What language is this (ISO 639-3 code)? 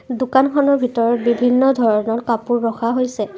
asm